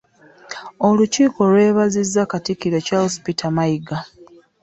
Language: Ganda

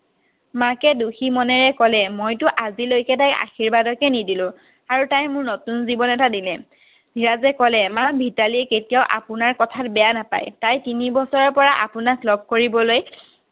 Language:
Assamese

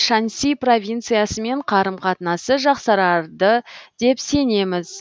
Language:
Kazakh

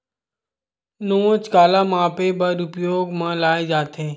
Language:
Chhattisgarhi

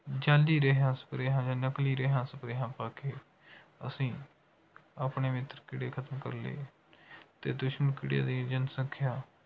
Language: Punjabi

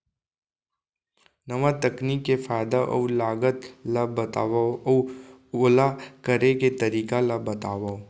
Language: Chhattisgarhi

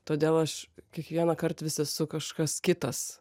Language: Lithuanian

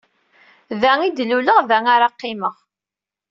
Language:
Kabyle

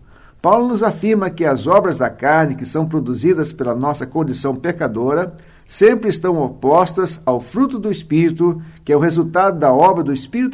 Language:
Portuguese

